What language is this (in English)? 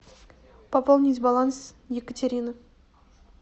Russian